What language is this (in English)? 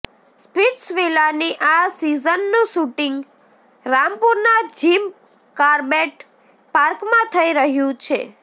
Gujarati